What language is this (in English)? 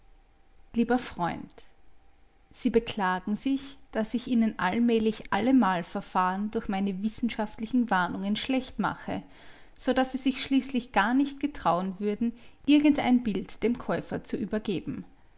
German